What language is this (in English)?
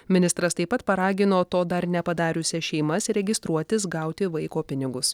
Lithuanian